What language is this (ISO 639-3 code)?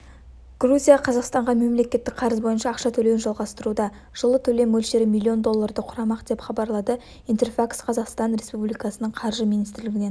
kaz